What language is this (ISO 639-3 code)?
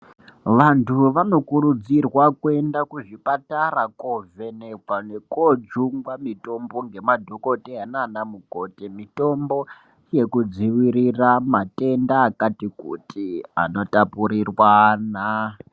ndc